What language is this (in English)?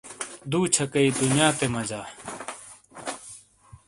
Shina